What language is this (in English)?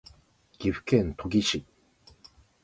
Japanese